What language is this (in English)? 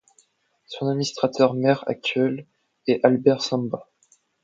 French